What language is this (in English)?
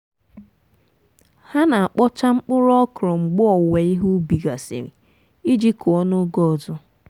Igbo